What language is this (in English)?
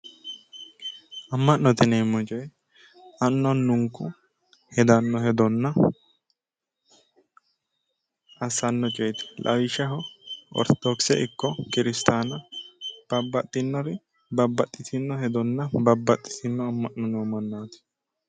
Sidamo